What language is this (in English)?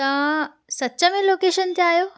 Sindhi